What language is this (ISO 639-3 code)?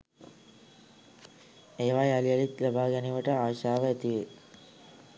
sin